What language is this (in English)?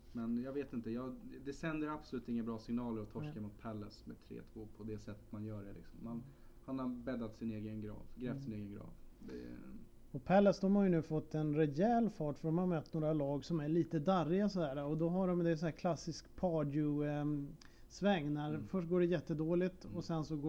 Swedish